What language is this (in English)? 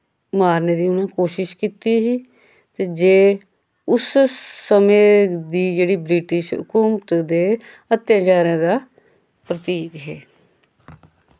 Dogri